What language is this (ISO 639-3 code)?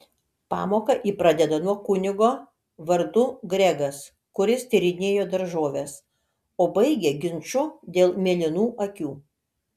lit